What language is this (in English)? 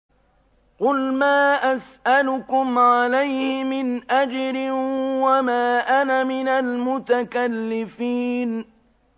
Arabic